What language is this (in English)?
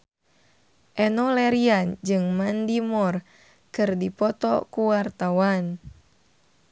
Sundanese